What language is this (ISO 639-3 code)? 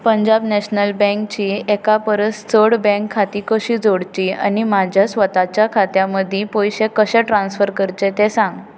kok